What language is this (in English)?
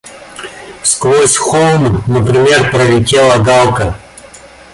Russian